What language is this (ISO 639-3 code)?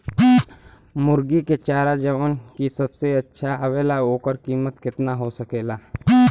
bho